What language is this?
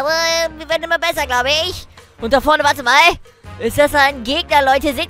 German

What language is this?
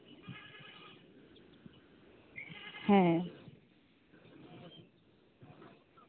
Santali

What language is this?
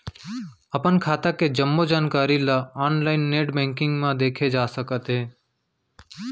Chhattisgarhi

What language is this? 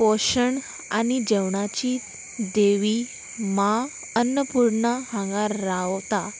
Konkani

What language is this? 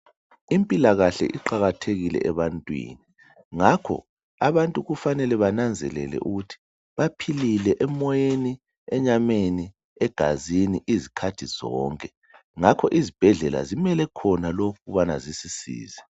North Ndebele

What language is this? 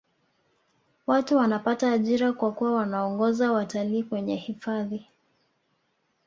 Swahili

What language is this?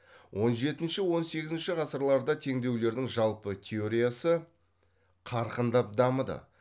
Kazakh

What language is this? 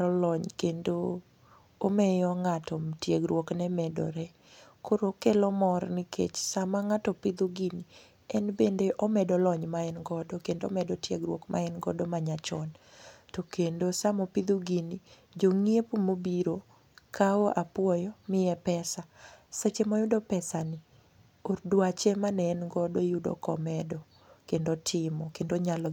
Luo (Kenya and Tanzania)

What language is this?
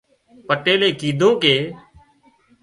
Wadiyara Koli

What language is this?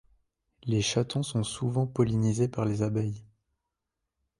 French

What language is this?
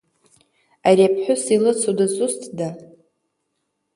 Abkhazian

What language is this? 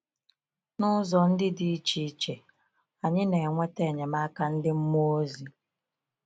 Igbo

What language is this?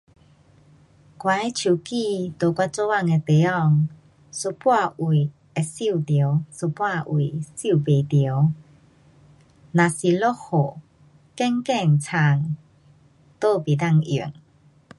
Pu-Xian Chinese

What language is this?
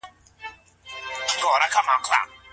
Pashto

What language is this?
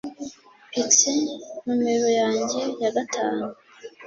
Kinyarwanda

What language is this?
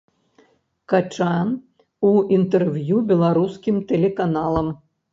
Belarusian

